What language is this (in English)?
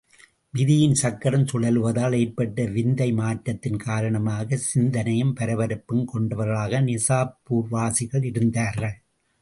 Tamil